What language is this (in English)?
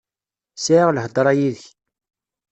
Kabyle